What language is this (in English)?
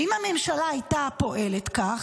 Hebrew